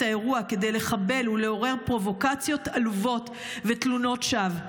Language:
Hebrew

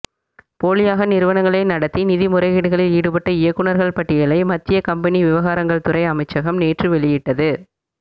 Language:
Tamil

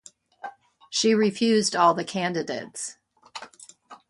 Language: English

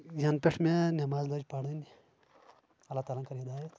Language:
Kashmiri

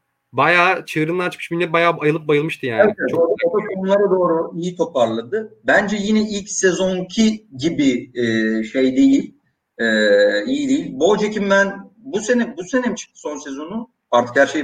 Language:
Turkish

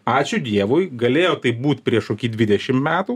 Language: Lithuanian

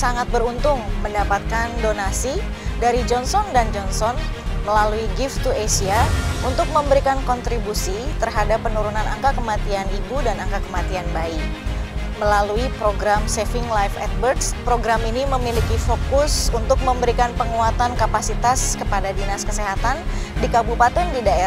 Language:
Indonesian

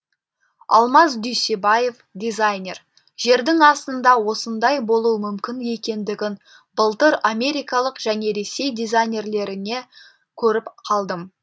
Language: Kazakh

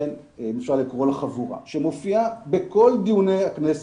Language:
Hebrew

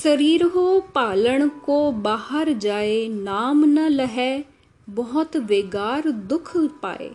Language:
Hindi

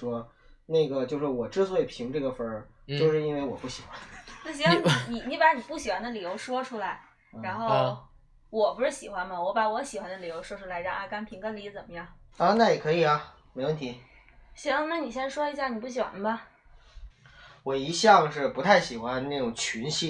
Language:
Chinese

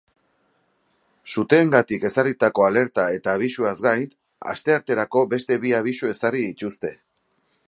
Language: Basque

